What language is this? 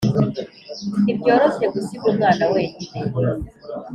Kinyarwanda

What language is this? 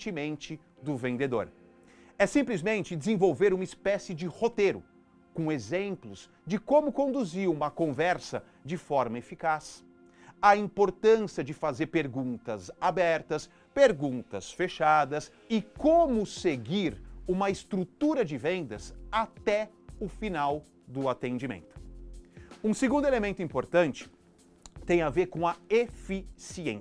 Portuguese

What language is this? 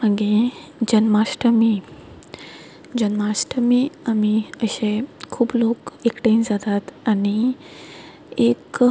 Konkani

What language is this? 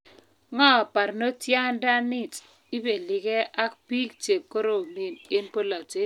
Kalenjin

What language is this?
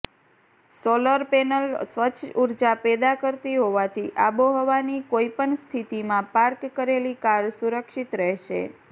Gujarati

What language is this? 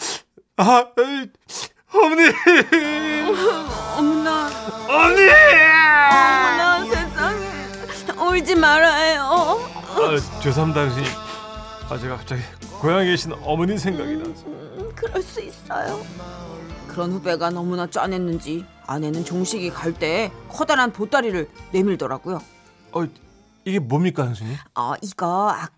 Korean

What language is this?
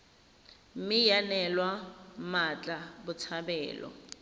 Tswana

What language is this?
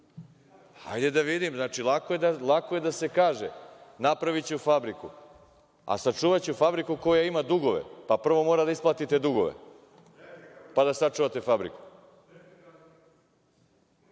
Serbian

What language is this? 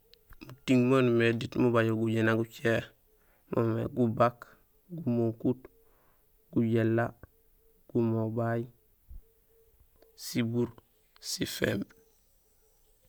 Gusilay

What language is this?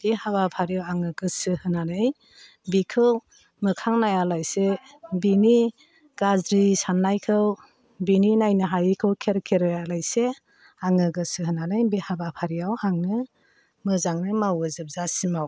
Bodo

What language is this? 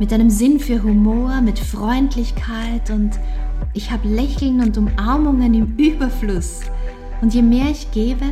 German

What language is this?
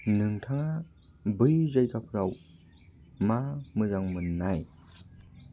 Bodo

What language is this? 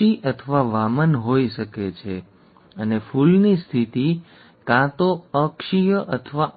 Gujarati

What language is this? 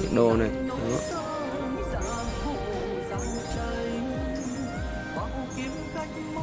Vietnamese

